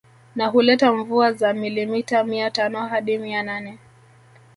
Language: Swahili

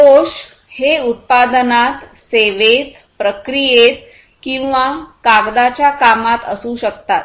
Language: Marathi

